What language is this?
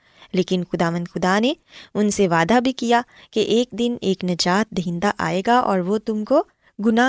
Urdu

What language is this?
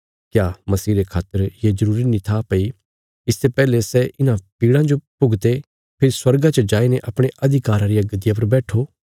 Bilaspuri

